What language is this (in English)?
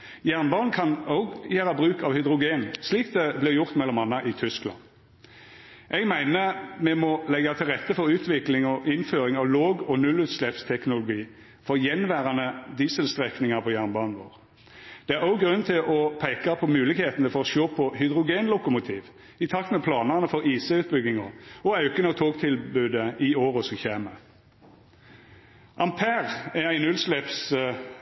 Norwegian Nynorsk